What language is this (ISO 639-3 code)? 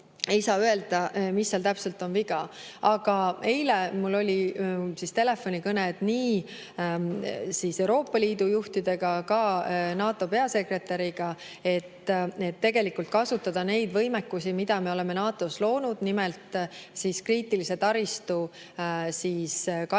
est